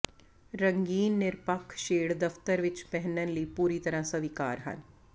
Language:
Punjabi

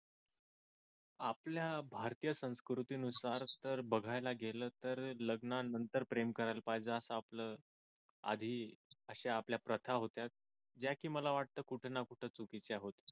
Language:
Marathi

